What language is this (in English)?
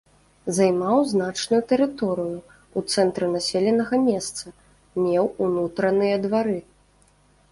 Belarusian